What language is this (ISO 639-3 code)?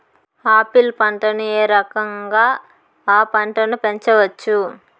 tel